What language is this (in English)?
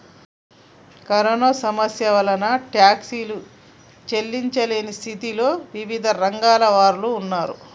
Telugu